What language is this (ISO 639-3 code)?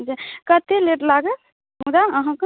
mai